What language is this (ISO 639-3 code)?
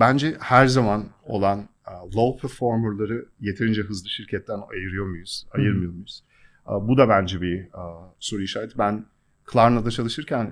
tur